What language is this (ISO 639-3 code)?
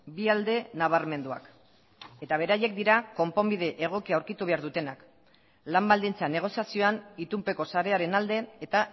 eus